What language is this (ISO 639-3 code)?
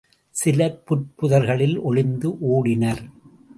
tam